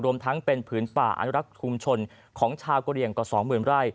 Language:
Thai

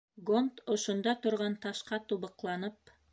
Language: Bashkir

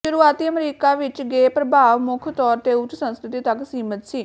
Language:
Punjabi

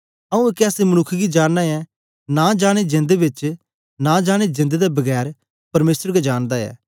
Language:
Dogri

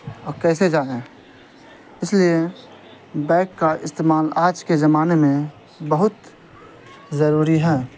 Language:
Urdu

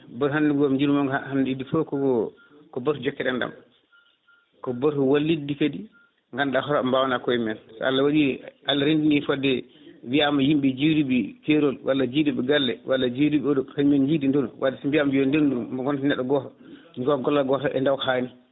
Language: Fula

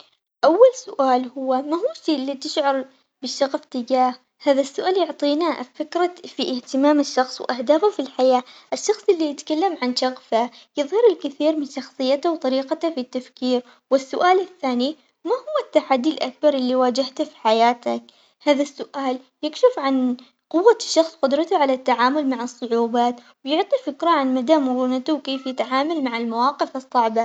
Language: Omani Arabic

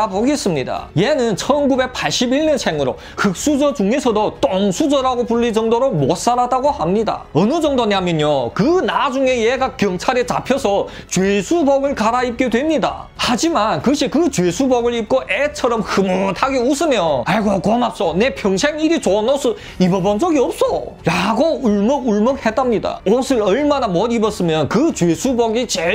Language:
Korean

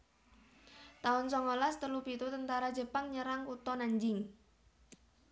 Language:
Javanese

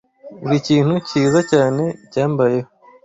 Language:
Kinyarwanda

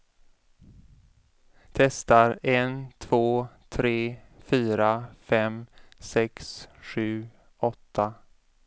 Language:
Swedish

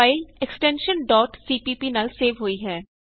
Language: Punjabi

